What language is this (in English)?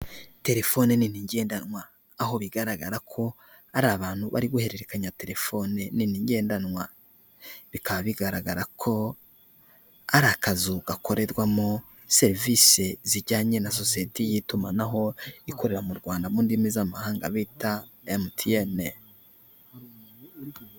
Kinyarwanda